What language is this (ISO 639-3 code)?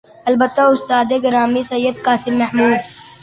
urd